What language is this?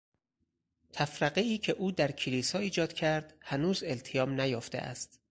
Persian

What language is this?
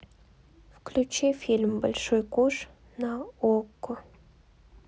Russian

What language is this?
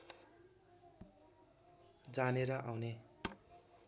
Nepali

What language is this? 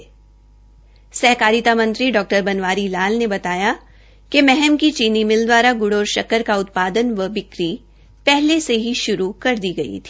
Hindi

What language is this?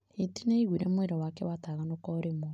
Kikuyu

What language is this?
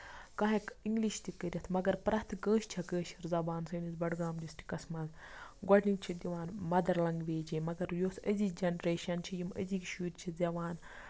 Kashmiri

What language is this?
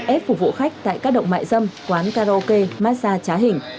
Vietnamese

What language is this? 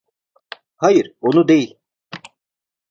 Turkish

